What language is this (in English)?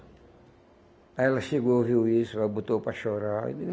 Portuguese